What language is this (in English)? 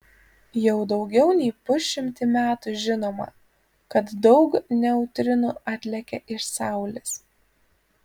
Lithuanian